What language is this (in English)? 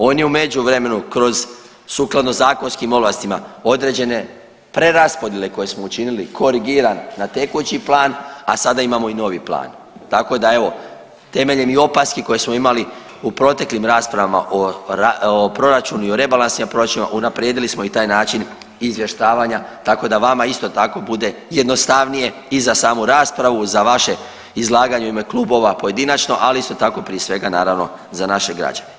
Croatian